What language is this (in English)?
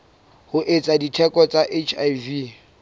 Southern Sotho